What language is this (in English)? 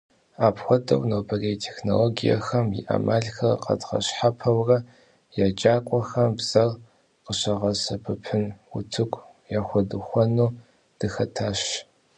Kabardian